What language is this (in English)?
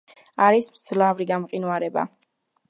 Georgian